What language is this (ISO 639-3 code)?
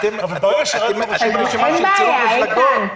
heb